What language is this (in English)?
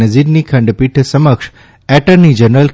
Gujarati